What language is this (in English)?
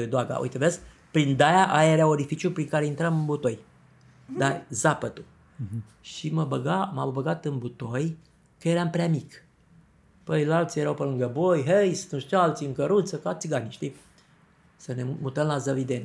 Romanian